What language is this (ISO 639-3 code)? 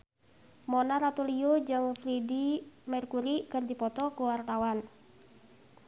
sun